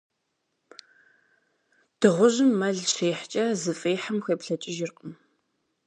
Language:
Kabardian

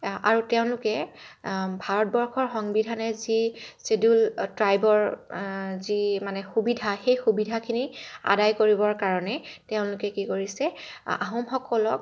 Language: Assamese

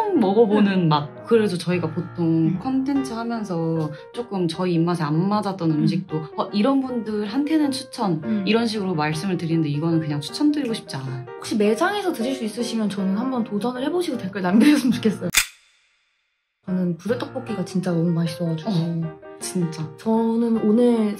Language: Korean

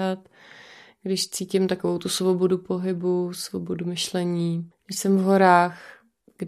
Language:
Czech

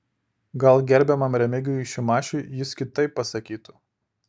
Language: Lithuanian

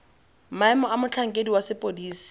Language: Tswana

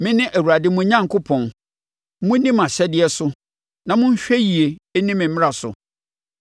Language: Akan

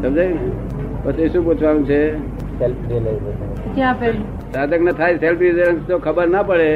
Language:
Gujarati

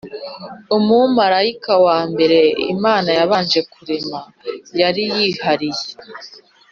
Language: Kinyarwanda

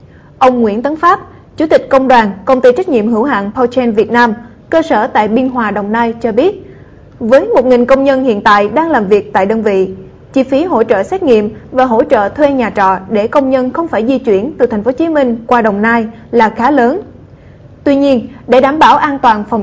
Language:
Vietnamese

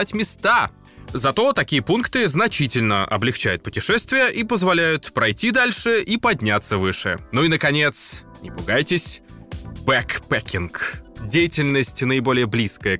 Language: Russian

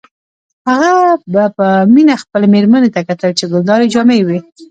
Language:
Pashto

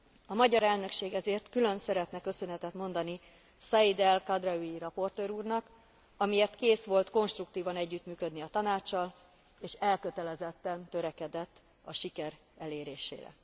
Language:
Hungarian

